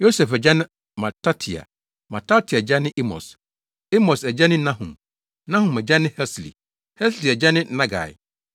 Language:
Akan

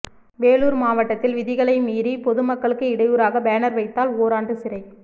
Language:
Tamil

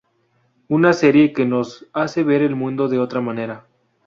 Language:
Spanish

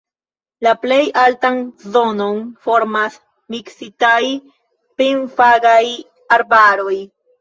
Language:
Esperanto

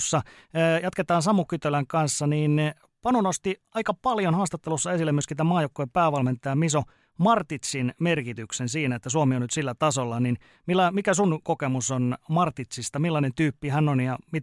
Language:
Finnish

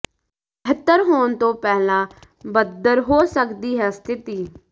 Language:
Punjabi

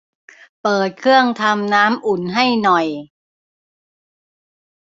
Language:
Thai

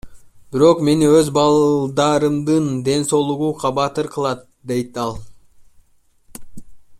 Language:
Kyrgyz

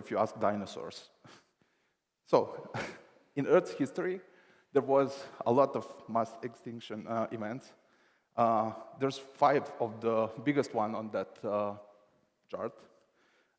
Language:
English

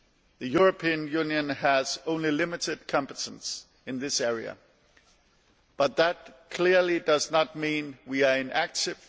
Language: English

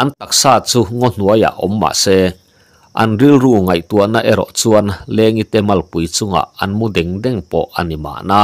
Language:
Thai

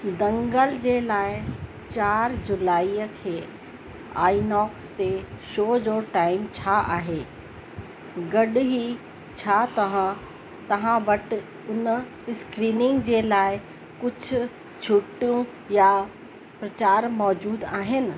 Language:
Sindhi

